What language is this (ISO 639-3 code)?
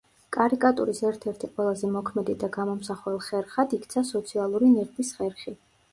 kat